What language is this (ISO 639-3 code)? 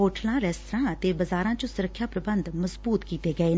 pan